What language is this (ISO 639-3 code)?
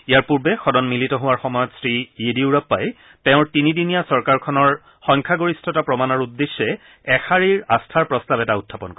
asm